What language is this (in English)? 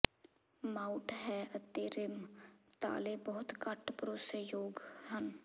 Punjabi